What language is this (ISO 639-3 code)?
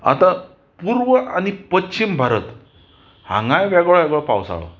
kok